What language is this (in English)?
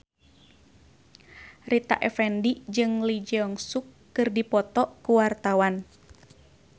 Sundanese